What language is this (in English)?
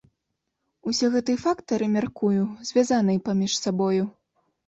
Belarusian